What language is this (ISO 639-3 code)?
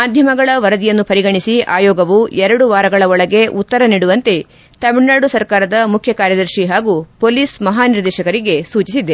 kan